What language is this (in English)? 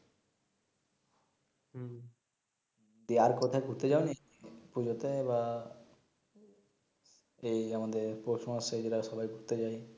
Bangla